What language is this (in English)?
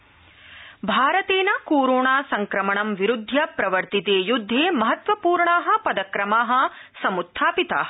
Sanskrit